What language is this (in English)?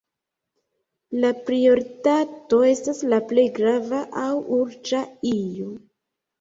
Esperanto